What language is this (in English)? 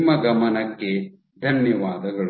Kannada